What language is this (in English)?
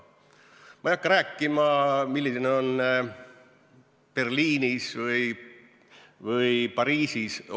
Estonian